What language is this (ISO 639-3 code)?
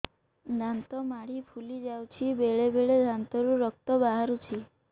ori